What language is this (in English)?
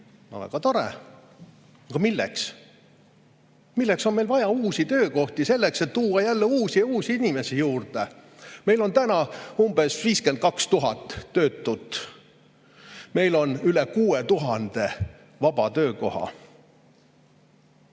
Estonian